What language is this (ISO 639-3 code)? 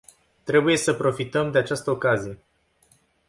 ron